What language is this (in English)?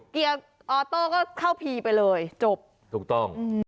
Thai